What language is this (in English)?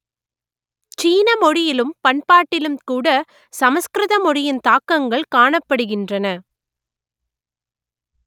Tamil